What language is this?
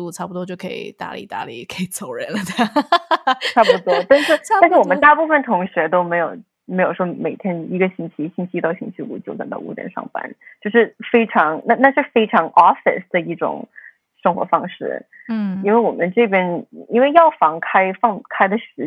Chinese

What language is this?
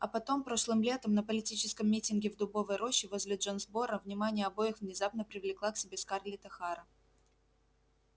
Russian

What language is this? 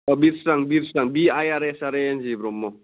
Bodo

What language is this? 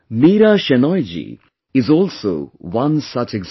English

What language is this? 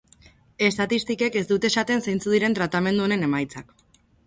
Basque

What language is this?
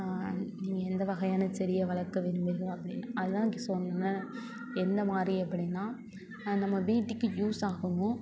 Tamil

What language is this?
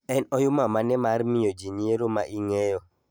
Luo (Kenya and Tanzania)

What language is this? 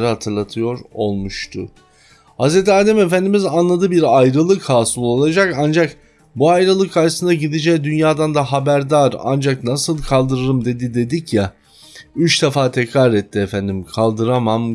Turkish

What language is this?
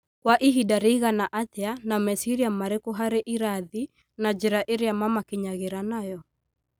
Kikuyu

